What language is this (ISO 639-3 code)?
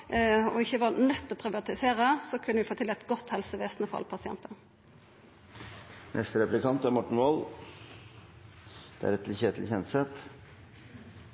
nno